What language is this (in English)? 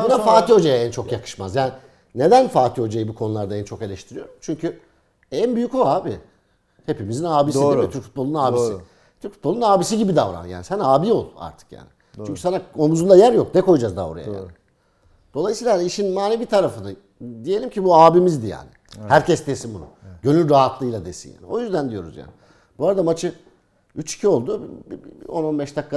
Turkish